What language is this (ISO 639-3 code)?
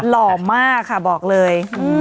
tha